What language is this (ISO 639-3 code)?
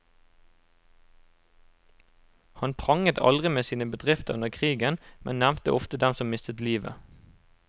nor